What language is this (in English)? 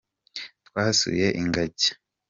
Kinyarwanda